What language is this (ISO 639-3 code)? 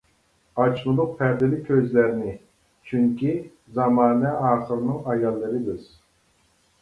uig